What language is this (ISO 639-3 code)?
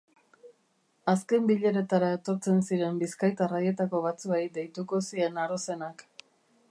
eus